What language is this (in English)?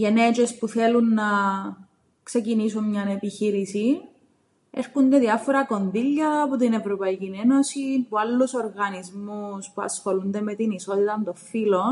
Greek